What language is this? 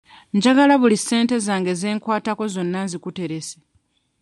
Ganda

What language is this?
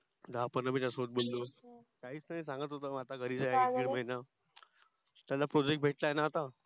Marathi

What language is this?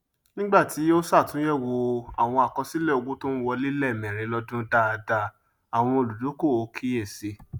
Yoruba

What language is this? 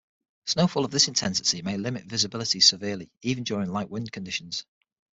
English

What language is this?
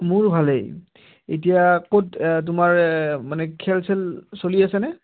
Assamese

